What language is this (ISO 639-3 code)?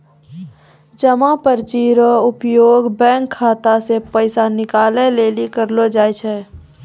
mai